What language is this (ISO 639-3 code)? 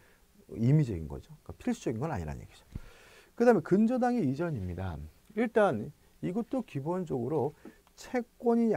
kor